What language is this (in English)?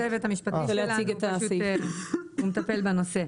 Hebrew